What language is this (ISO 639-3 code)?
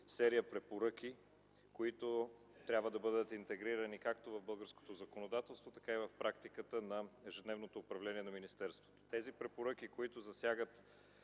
bul